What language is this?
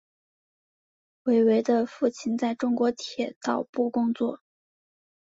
Chinese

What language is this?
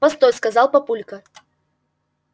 Russian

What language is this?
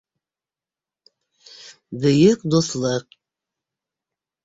Bashkir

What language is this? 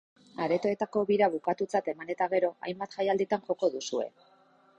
Basque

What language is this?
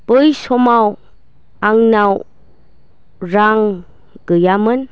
Bodo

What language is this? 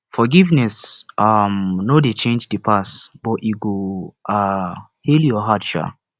Nigerian Pidgin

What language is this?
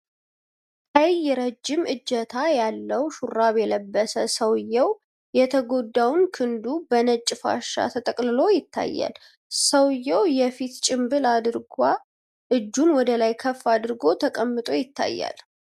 Amharic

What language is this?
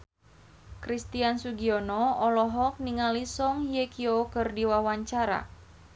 Sundanese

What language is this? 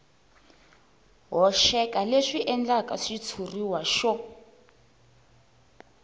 Tsonga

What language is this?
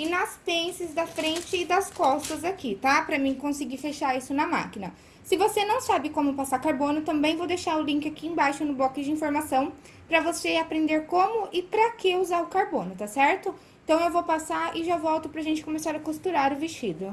Portuguese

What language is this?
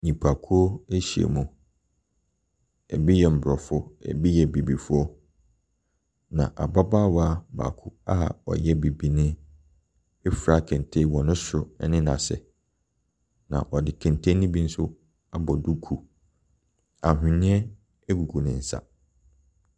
Akan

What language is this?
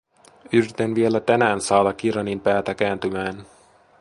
Finnish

